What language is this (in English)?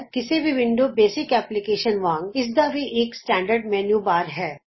Punjabi